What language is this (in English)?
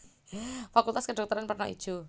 Javanese